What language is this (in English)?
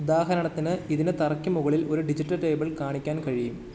Malayalam